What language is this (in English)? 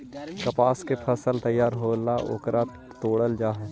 Magahi